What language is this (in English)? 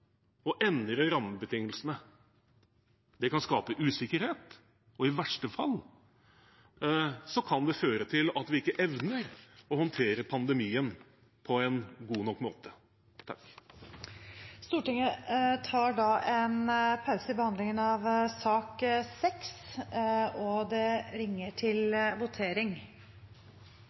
Norwegian Bokmål